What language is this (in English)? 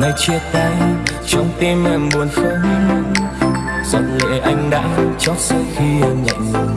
Vietnamese